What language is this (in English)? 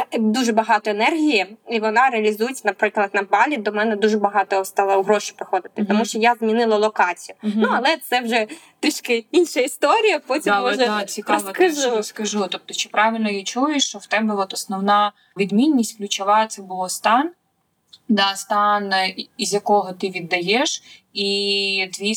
Ukrainian